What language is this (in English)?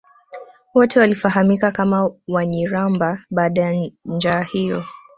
Swahili